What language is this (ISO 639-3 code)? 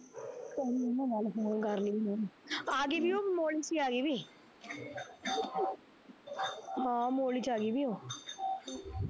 pan